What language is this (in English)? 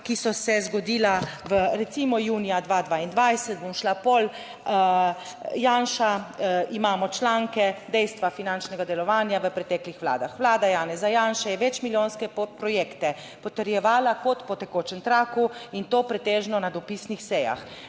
Slovenian